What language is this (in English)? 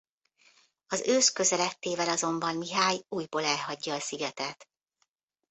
Hungarian